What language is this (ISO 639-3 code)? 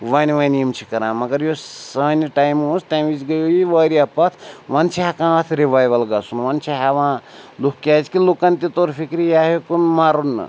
kas